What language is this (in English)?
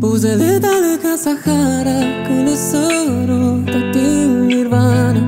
Romanian